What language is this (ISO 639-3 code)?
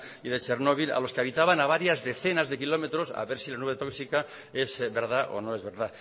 spa